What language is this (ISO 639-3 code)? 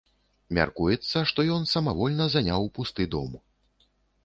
bel